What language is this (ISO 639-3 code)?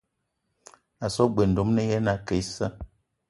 eto